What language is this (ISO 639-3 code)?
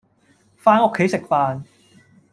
yue